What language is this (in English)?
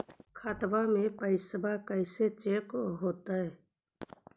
Magahi